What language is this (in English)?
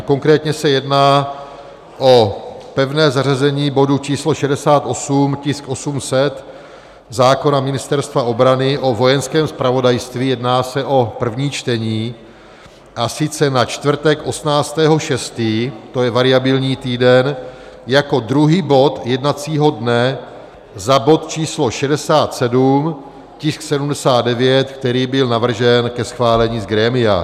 Czech